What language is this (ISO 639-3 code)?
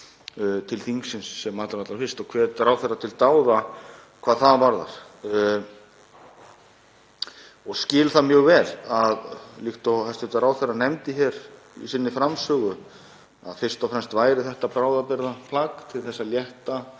isl